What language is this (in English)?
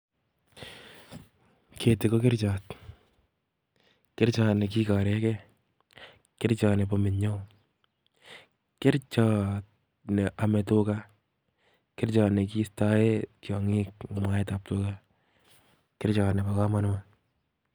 Kalenjin